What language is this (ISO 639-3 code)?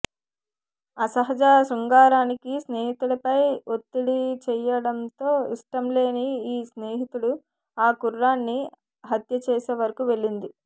tel